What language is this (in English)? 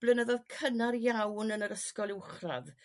Welsh